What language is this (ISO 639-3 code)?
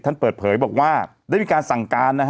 tha